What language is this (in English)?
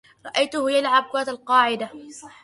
Arabic